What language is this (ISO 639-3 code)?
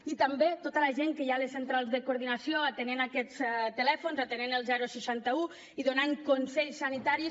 cat